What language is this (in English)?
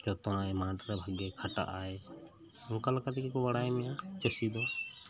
Santali